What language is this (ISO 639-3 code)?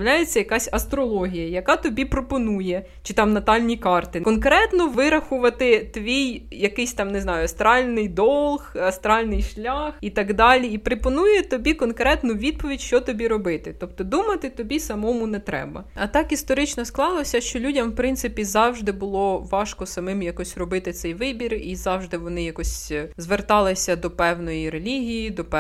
ukr